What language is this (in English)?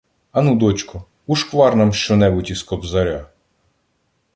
Ukrainian